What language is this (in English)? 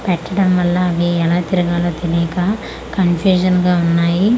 Telugu